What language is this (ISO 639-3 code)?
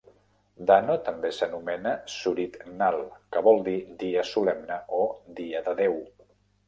cat